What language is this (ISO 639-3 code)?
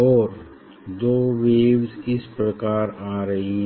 hin